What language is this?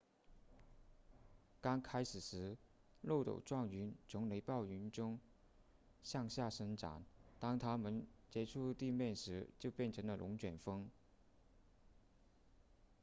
Chinese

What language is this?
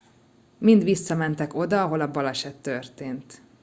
Hungarian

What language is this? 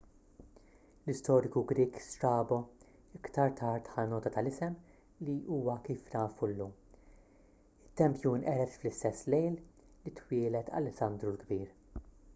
Maltese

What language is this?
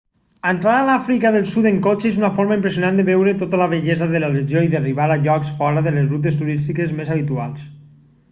Catalan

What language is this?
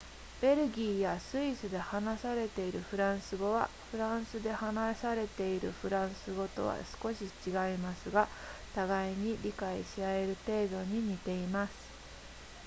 Japanese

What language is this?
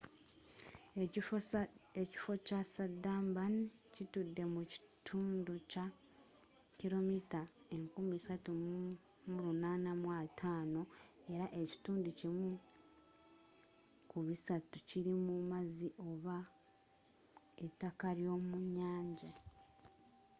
Ganda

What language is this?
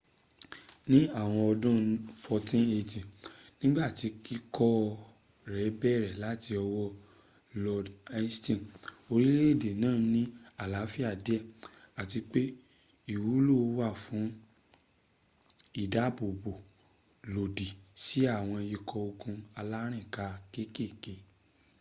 Yoruba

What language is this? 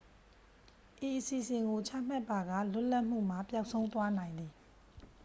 Burmese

